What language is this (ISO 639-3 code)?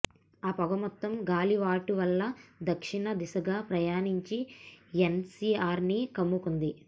tel